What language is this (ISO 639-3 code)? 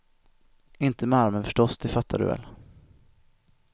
swe